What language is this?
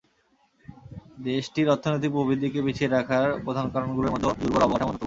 Bangla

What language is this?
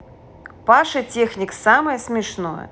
Russian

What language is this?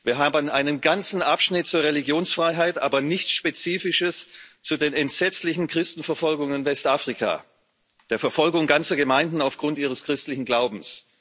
German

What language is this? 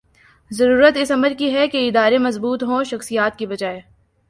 Urdu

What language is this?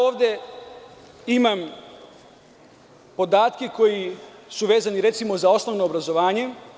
Serbian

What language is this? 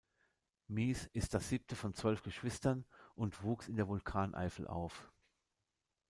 German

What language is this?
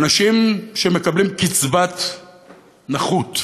Hebrew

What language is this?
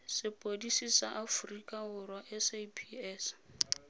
Tswana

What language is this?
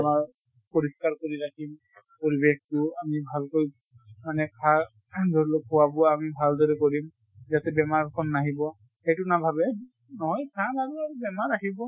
Assamese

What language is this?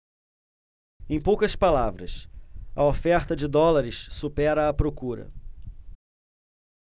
Portuguese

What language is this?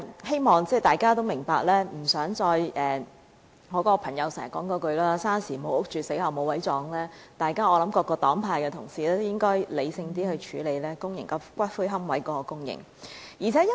Cantonese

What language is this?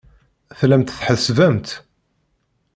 Kabyle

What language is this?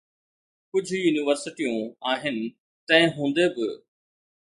Sindhi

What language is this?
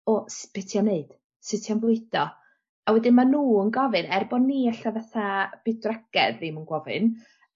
Welsh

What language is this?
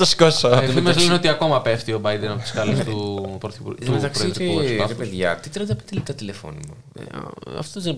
Greek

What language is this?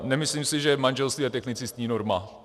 Czech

